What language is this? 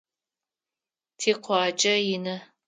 Adyghe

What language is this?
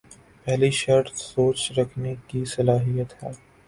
Urdu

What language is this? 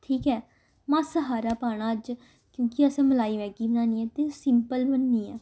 Dogri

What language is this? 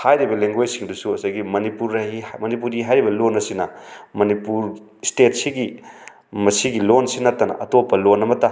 Manipuri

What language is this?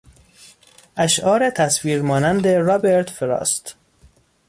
Persian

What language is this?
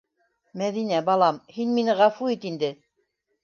Bashkir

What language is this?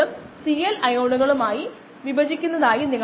Malayalam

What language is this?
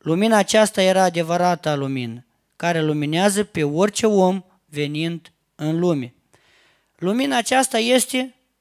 Romanian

